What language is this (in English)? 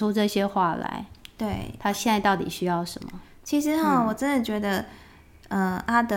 Chinese